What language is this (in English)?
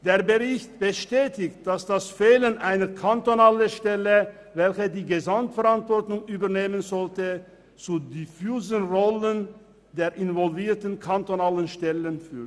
Swiss German